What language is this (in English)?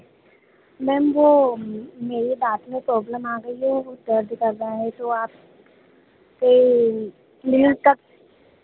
Hindi